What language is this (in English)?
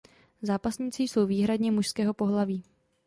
Czech